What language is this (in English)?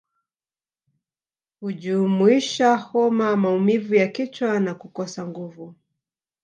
Swahili